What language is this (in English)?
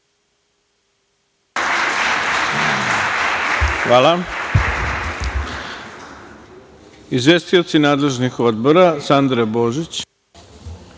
Serbian